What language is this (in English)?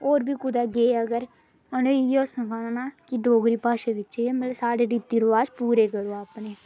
Dogri